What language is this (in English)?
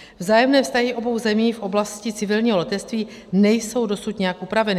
Czech